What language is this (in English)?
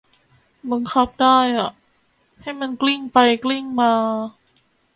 Thai